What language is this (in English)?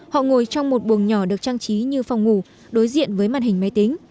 Vietnamese